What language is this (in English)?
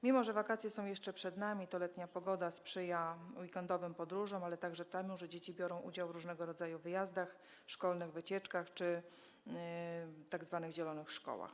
Polish